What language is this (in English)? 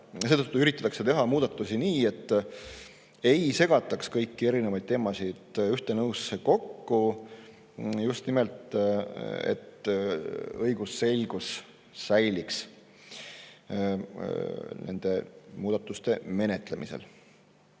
Estonian